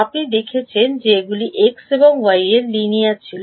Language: Bangla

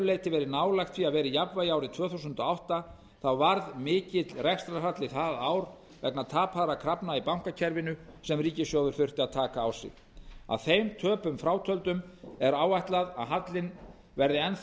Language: Icelandic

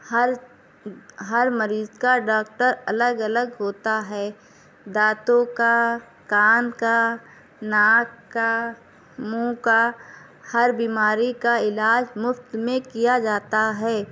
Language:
Urdu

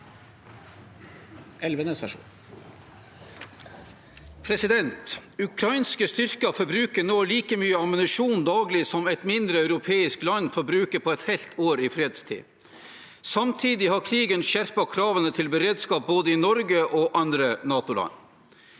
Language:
Norwegian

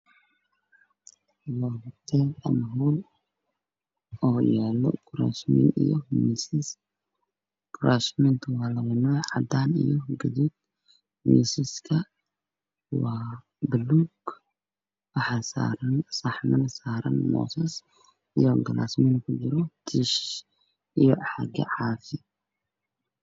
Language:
Somali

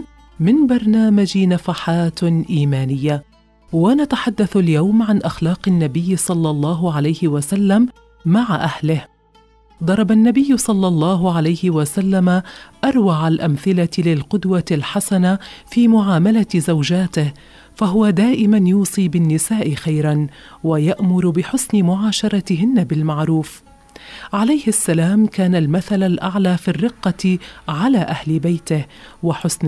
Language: Arabic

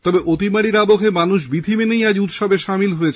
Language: Bangla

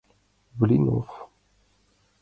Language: Mari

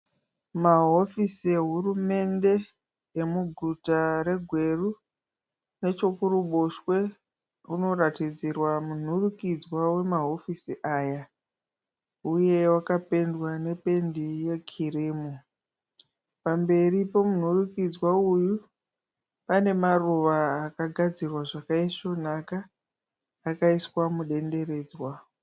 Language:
Shona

